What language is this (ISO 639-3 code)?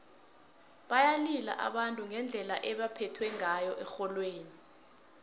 nbl